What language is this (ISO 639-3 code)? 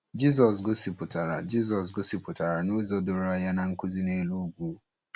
ibo